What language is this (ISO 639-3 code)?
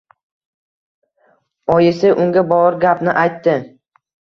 uzb